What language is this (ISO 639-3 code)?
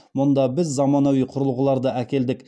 kaz